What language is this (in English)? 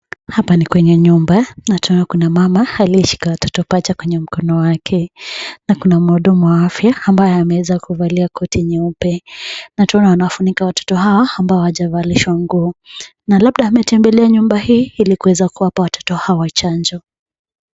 Swahili